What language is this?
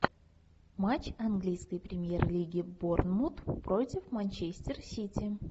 Russian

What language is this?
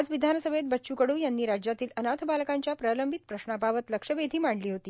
Marathi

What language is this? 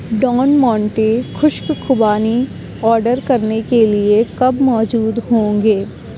Urdu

